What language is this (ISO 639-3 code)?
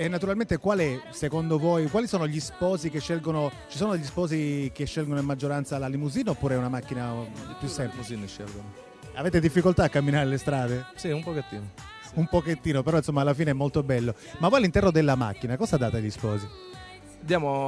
ita